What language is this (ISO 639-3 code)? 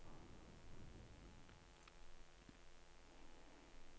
nor